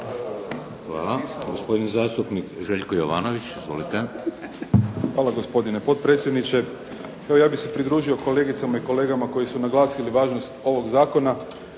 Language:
Croatian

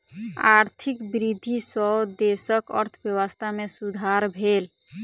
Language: Maithili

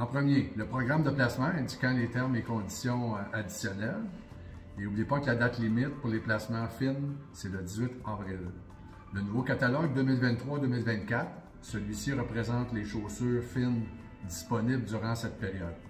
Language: French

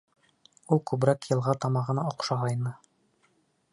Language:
Bashkir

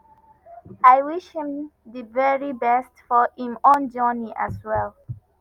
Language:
Nigerian Pidgin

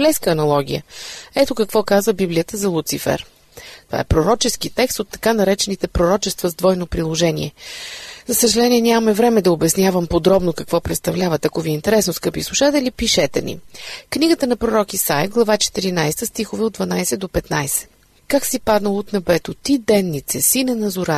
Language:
Bulgarian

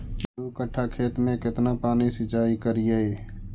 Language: Magahi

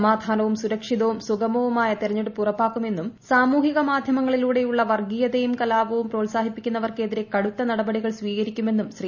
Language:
Malayalam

